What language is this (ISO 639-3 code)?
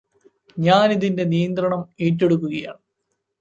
mal